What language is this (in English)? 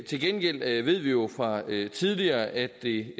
Danish